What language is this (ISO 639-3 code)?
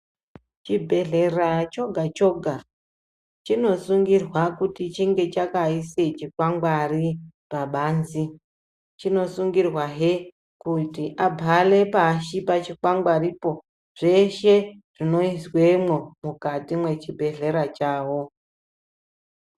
ndc